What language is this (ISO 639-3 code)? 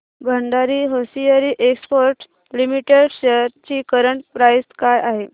mar